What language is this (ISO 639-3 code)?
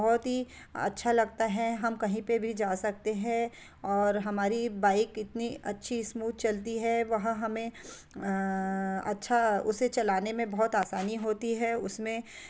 hin